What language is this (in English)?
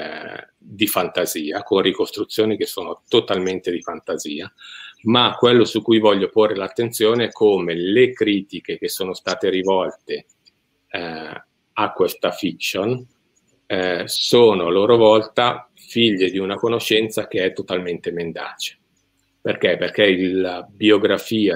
Italian